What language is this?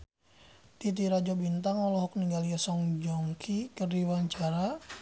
Sundanese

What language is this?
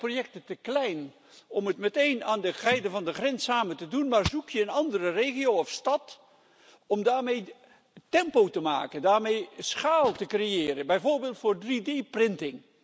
Dutch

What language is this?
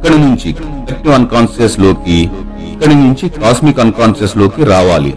Telugu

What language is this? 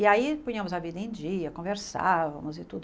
Portuguese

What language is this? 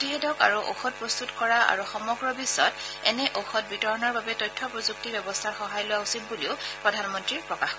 Assamese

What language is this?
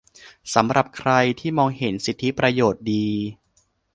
Thai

